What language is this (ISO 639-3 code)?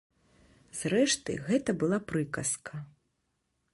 bel